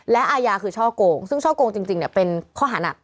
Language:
Thai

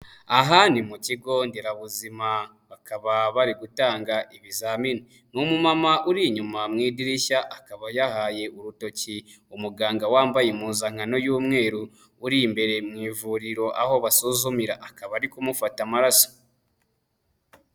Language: Kinyarwanda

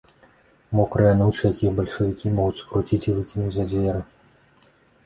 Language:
Belarusian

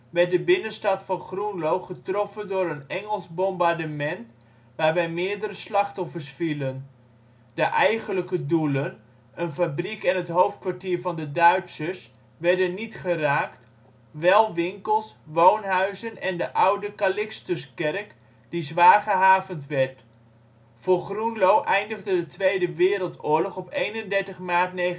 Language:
Dutch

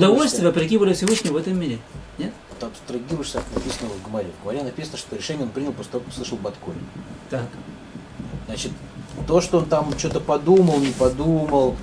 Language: Russian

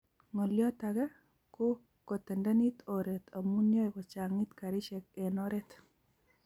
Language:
Kalenjin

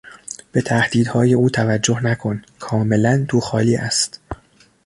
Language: Persian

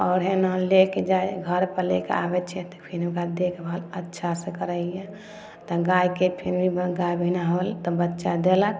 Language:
Maithili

